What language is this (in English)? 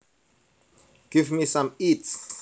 Javanese